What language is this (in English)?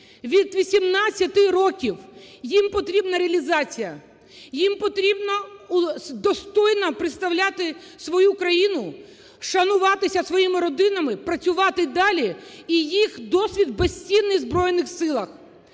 Ukrainian